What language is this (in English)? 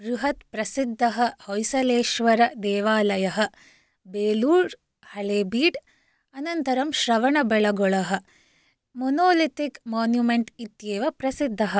Sanskrit